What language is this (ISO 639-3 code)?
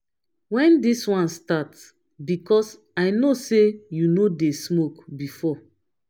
pcm